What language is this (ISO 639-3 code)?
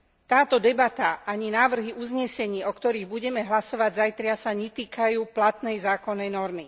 slk